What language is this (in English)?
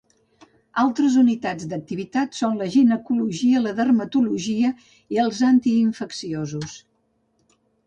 Catalan